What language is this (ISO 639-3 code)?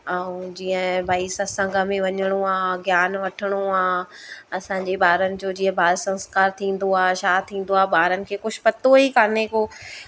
snd